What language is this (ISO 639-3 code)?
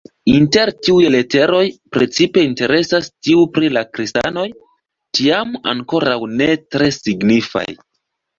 epo